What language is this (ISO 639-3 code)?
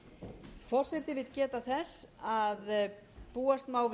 isl